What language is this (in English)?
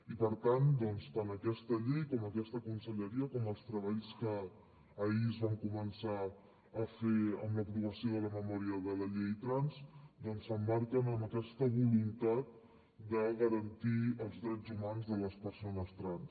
Catalan